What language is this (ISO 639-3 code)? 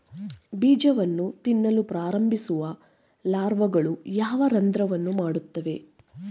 kan